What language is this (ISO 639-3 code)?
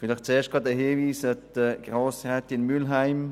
gsw